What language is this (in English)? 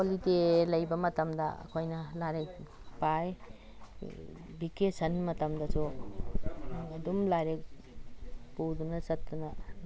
Manipuri